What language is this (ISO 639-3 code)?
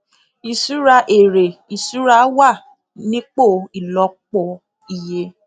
yor